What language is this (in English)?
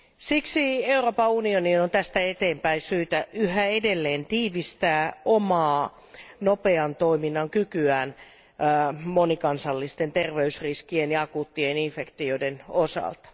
Finnish